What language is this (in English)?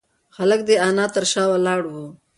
Pashto